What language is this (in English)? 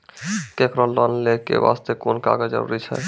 Maithili